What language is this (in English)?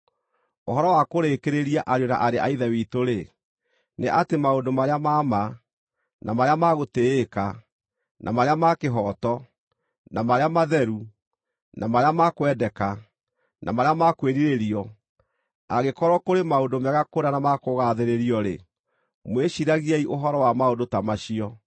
Kikuyu